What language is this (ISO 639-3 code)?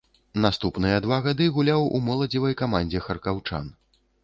bel